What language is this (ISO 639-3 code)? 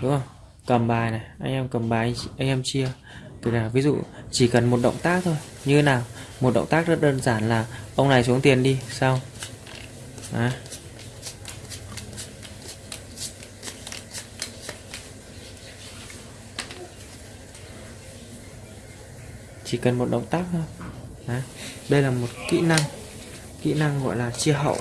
vie